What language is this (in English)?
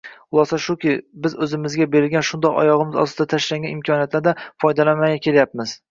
Uzbek